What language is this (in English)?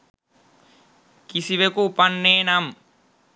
Sinhala